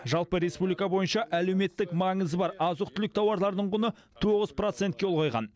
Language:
Kazakh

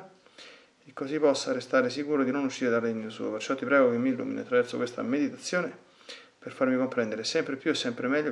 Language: Italian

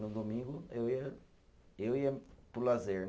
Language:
Portuguese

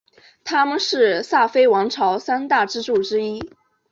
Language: Chinese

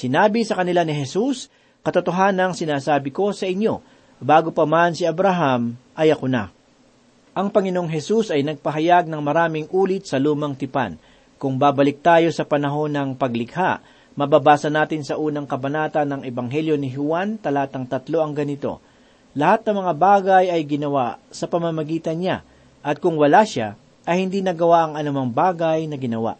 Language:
Filipino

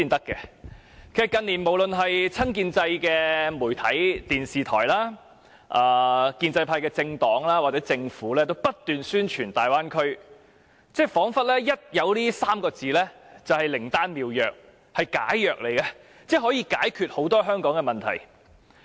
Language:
Cantonese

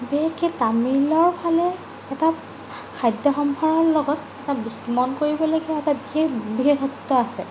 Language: Assamese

